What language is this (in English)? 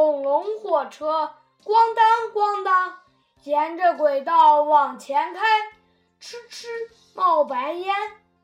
Chinese